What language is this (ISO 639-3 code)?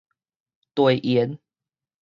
nan